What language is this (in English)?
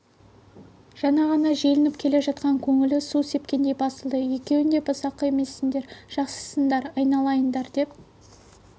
Kazakh